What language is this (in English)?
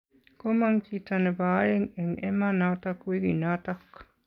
Kalenjin